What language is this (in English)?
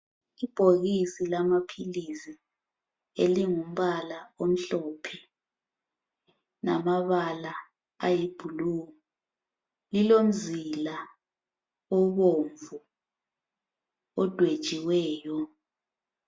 North Ndebele